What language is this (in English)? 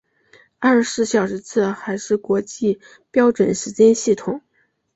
Chinese